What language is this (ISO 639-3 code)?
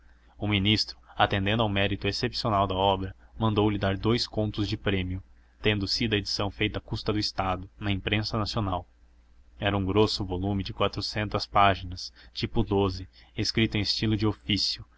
por